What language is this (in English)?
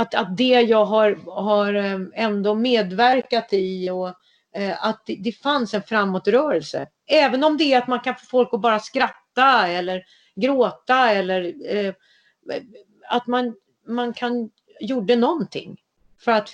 Swedish